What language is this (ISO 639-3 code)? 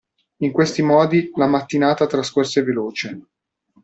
ita